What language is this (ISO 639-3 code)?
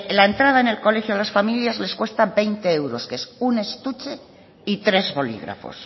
spa